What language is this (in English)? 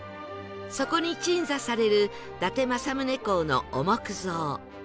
Japanese